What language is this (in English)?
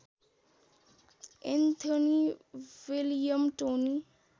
Nepali